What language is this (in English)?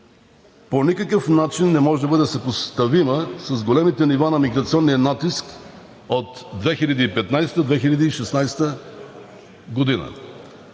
Bulgarian